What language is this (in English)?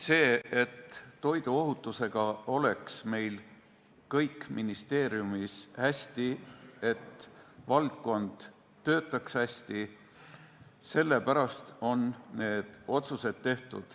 Estonian